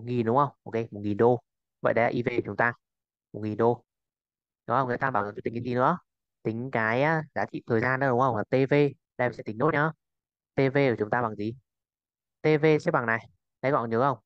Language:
Vietnamese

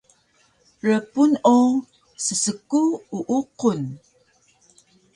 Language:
Taroko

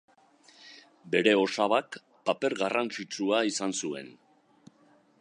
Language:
Basque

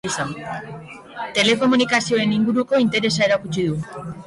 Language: Basque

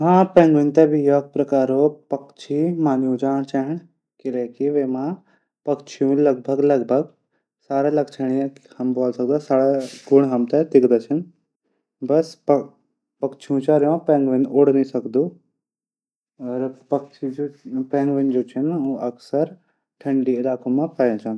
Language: Garhwali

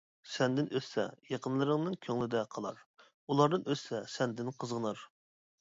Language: Uyghur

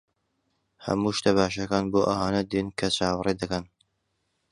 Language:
Central Kurdish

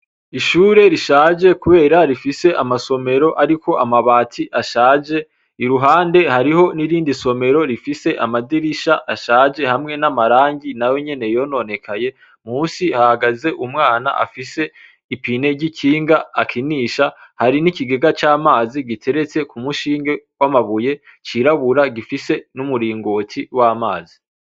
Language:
Rundi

